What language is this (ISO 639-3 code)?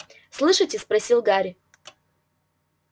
rus